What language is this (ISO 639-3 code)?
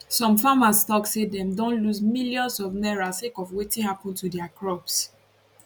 pcm